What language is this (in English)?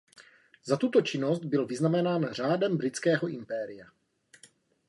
Czech